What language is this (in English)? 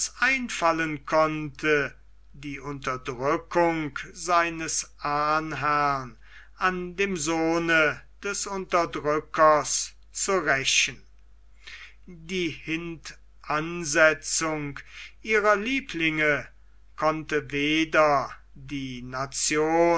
German